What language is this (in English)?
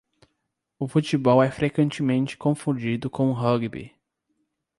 Portuguese